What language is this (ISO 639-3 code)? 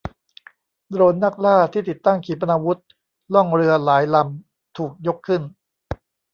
tha